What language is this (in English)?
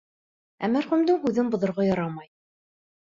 Bashkir